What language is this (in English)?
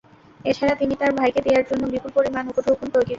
Bangla